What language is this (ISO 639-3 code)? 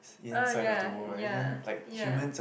eng